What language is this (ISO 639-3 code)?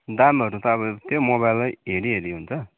nep